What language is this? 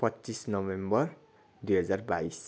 Nepali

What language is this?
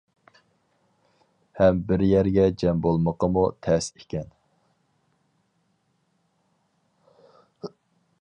Uyghur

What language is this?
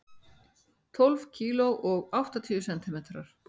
Icelandic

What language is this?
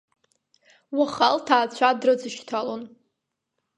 Abkhazian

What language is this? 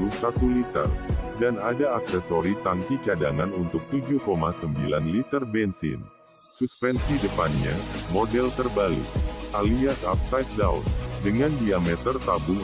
Indonesian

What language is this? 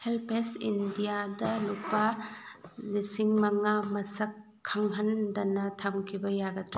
Manipuri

